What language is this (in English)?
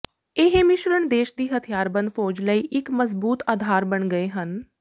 Punjabi